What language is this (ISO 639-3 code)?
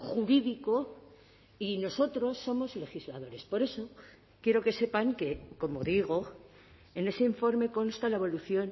spa